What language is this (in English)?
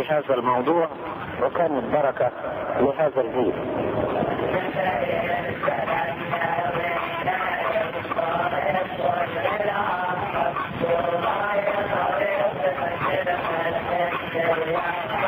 Arabic